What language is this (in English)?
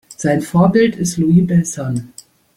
German